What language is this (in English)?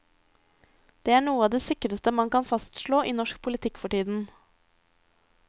Norwegian